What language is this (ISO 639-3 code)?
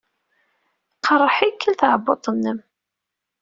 kab